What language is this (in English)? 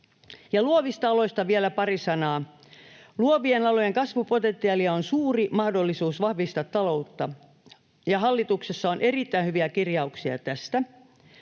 Finnish